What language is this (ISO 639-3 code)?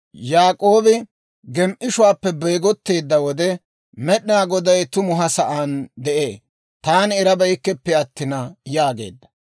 dwr